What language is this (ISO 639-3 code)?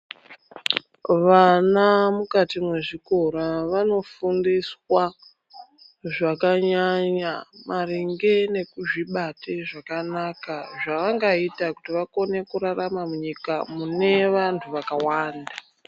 ndc